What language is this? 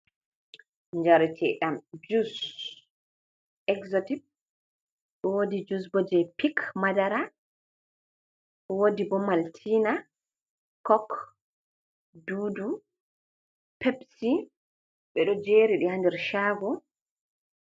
Fula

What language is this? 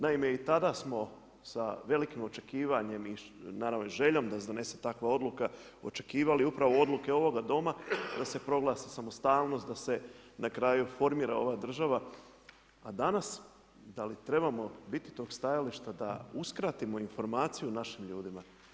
Croatian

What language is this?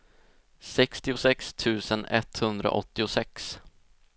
Swedish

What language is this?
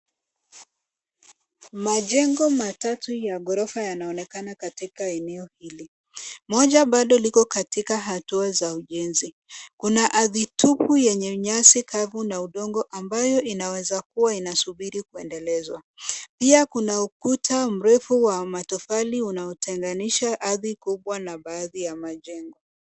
Swahili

